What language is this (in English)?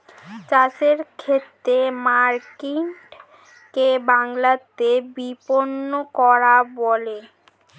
Bangla